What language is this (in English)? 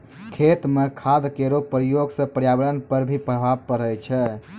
Maithili